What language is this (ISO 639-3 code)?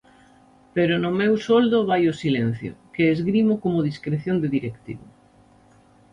glg